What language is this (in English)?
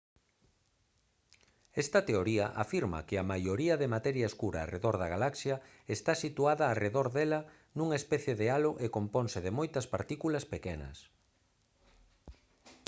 Galician